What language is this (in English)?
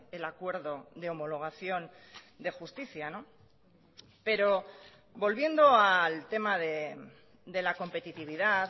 Spanish